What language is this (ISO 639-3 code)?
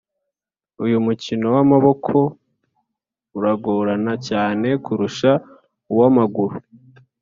kin